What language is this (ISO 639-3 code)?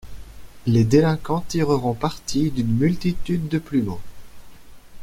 fra